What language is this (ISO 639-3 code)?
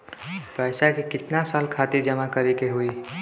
bho